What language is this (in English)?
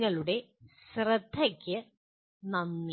Malayalam